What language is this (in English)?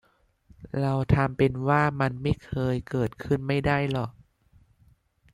Thai